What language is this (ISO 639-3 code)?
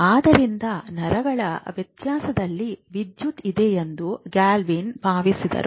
kan